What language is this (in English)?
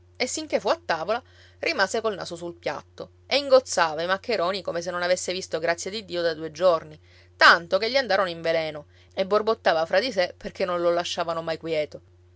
Italian